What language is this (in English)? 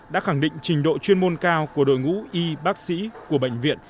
Vietnamese